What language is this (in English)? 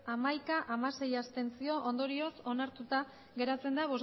Basque